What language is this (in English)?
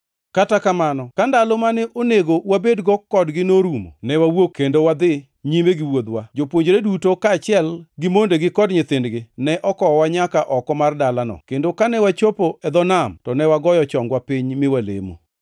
Luo (Kenya and Tanzania)